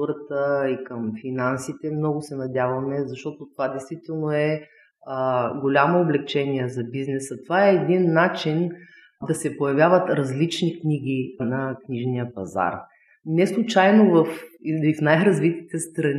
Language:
Bulgarian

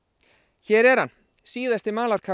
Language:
Icelandic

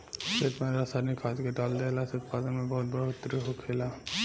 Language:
Bhojpuri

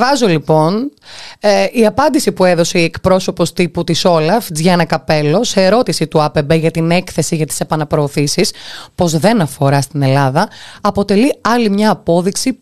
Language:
Greek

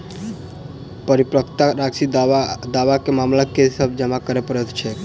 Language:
Maithili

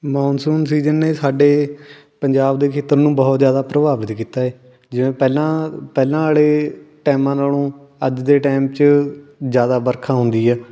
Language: Punjabi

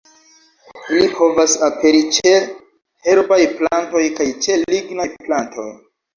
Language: Esperanto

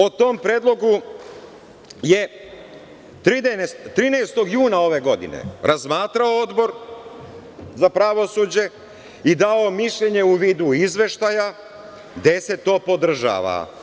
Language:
Serbian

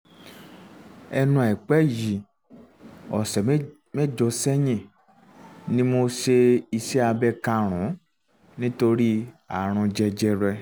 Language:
Yoruba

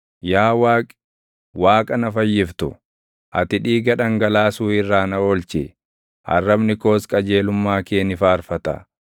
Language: Oromo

